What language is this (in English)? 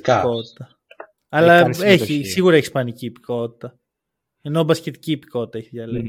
Greek